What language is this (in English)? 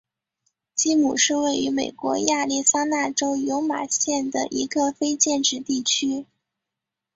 Chinese